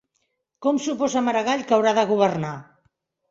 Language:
Catalan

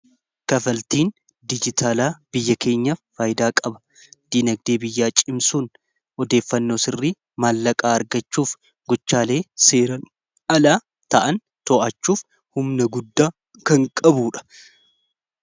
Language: Oromo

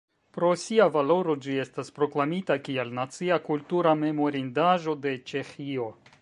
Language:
Esperanto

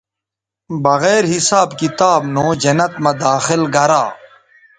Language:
Bateri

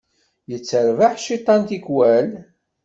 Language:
Kabyle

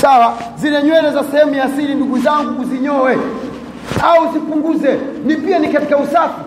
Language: Swahili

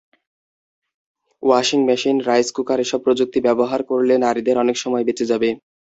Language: Bangla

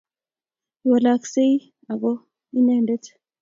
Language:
Kalenjin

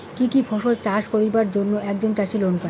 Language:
Bangla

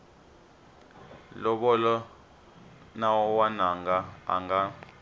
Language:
Tsonga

